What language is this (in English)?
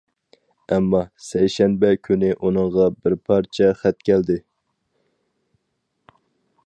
Uyghur